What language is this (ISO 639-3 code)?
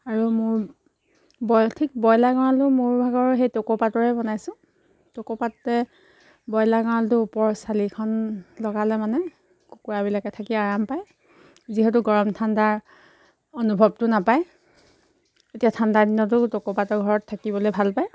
asm